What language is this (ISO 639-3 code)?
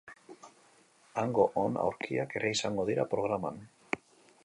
eus